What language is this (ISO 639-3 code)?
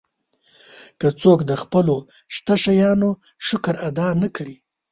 pus